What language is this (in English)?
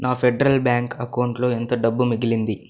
Telugu